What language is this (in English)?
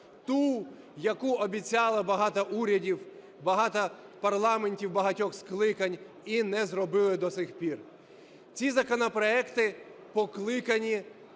Ukrainian